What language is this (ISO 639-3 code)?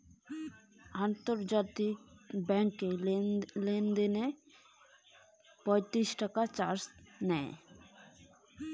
ben